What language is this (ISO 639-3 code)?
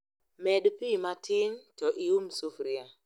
luo